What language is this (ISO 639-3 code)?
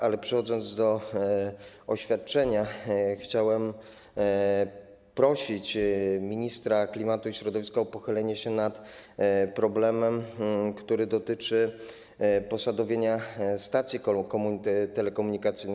pol